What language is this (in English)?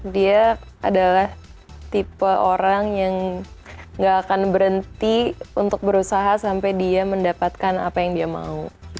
Indonesian